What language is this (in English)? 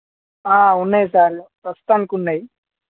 Telugu